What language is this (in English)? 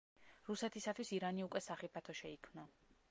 Georgian